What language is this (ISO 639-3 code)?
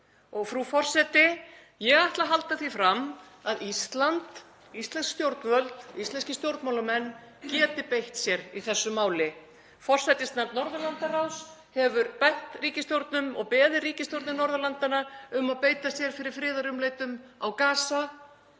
isl